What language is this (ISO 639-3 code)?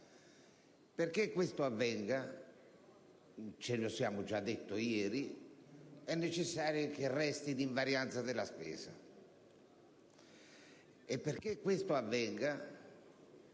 ita